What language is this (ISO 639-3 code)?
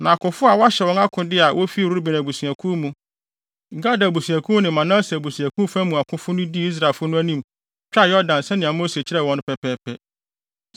aka